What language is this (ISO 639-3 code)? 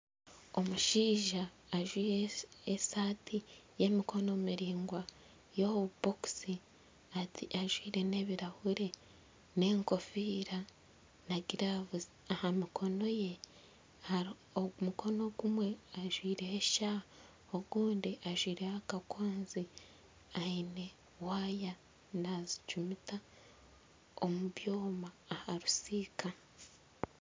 nyn